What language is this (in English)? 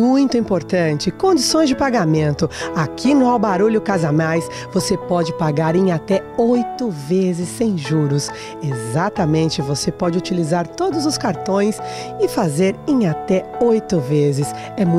Portuguese